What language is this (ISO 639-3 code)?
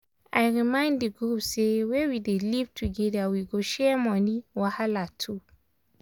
pcm